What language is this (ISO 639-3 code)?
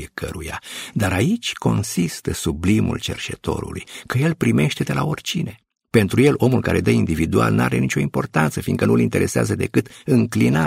ron